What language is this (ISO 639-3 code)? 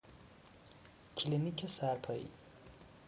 fas